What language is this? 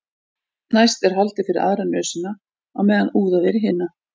Icelandic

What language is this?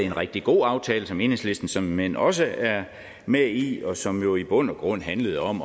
Danish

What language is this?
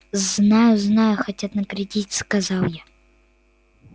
Russian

